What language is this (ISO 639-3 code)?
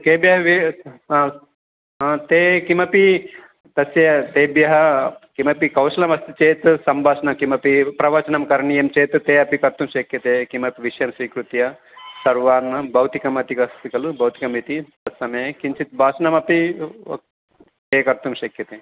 san